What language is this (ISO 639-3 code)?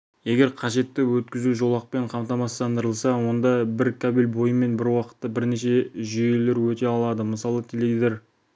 kaz